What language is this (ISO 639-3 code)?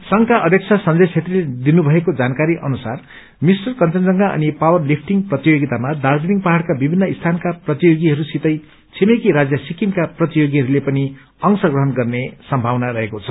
nep